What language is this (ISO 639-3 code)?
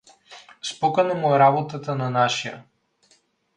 bul